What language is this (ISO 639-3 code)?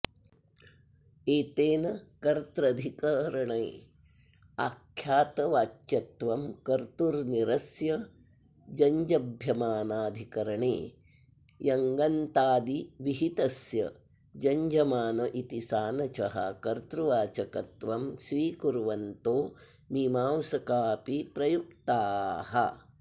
san